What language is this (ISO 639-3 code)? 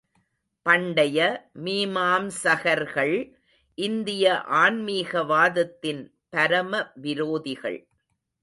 tam